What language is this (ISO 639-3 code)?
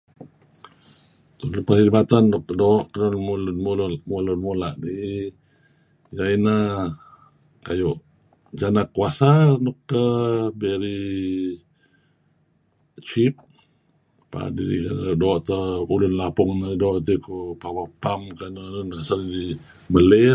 kzi